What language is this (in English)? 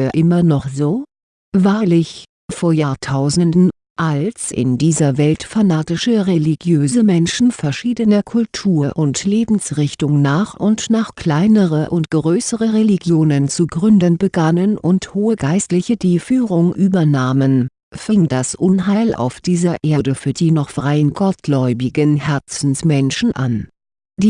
German